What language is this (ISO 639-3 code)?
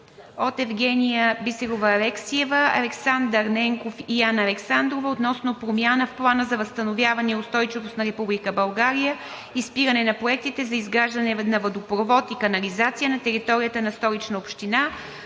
bul